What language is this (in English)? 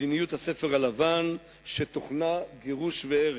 Hebrew